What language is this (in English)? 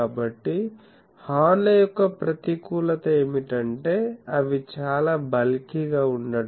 Telugu